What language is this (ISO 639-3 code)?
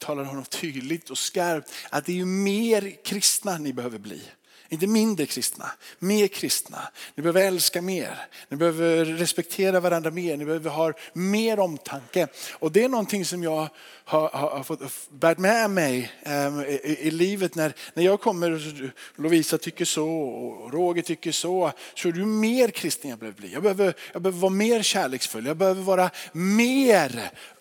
swe